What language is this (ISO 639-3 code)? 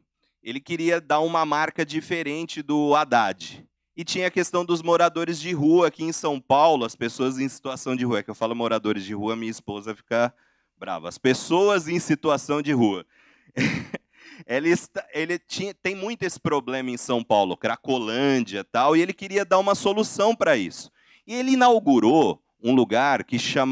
por